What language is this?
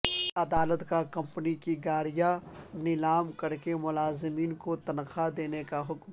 Urdu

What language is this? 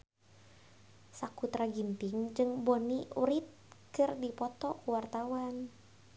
Sundanese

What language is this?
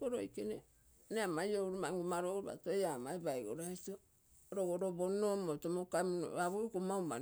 Terei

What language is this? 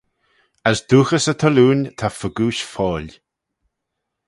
Manx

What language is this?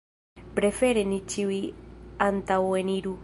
Esperanto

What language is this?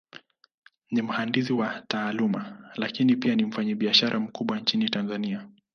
Swahili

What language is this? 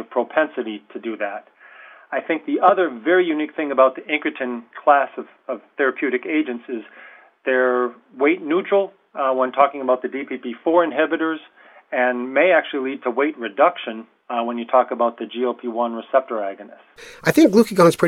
English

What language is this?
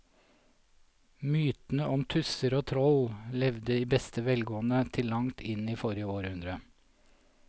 Norwegian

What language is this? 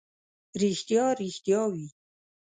Pashto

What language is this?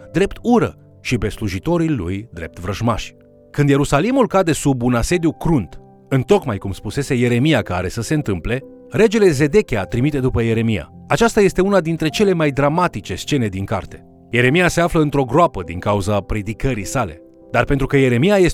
Romanian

